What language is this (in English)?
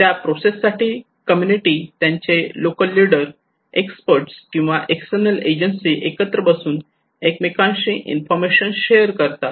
Marathi